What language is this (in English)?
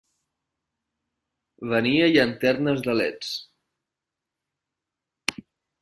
Catalan